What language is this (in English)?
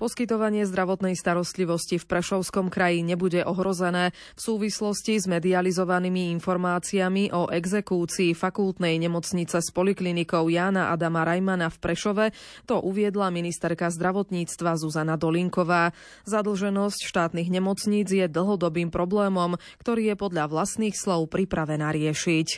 Slovak